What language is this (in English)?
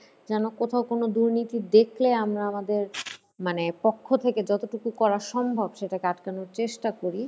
Bangla